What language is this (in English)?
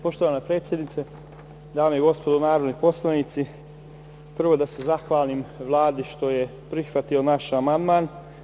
Serbian